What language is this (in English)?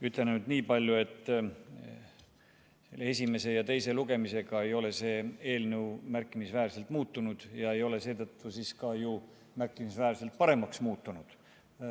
Estonian